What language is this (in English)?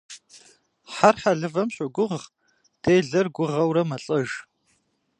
Kabardian